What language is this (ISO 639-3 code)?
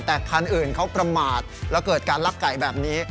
tha